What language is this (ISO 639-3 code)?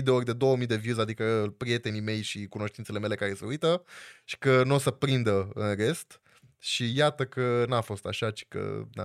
ron